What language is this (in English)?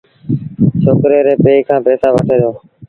Sindhi Bhil